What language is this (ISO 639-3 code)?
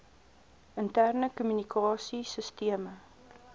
afr